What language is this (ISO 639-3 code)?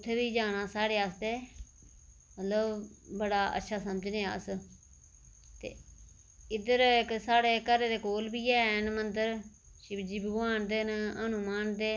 doi